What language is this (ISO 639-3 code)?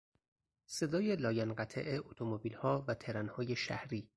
fas